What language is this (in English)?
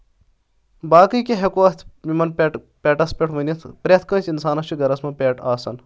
Kashmiri